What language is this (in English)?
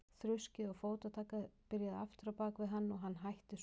Icelandic